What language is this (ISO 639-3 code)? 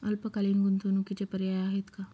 mar